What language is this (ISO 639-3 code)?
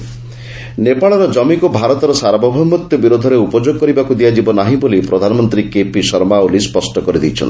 ori